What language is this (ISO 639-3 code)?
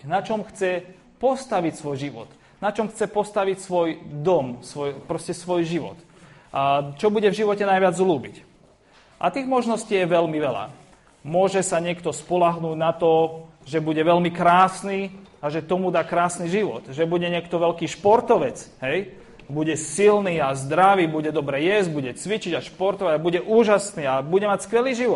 slk